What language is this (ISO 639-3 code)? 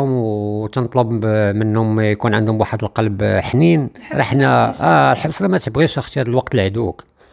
ara